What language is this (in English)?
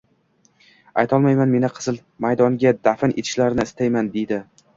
Uzbek